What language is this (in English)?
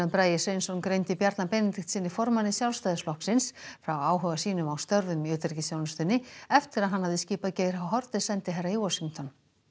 Icelandic